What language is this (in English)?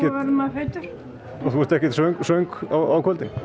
Icelandic